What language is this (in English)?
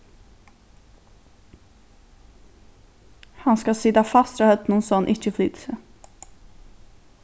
Faroese